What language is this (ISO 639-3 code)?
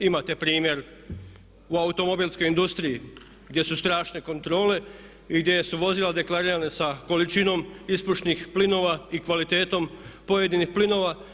hrv